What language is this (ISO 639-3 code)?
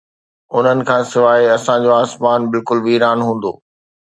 snd